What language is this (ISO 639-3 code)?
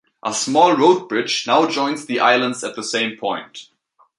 eng